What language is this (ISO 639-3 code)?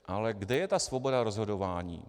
ces